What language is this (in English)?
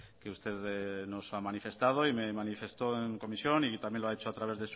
Spanish